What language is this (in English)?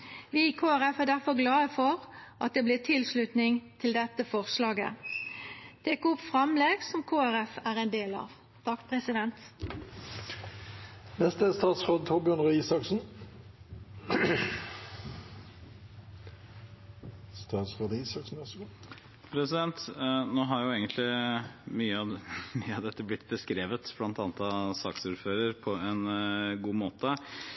Norwegian